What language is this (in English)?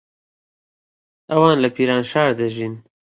Central Kurdish